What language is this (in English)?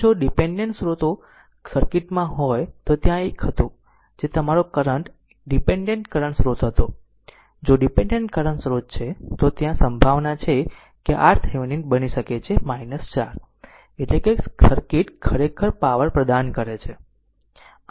Gujarati